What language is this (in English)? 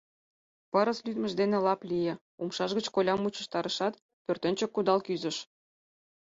Mari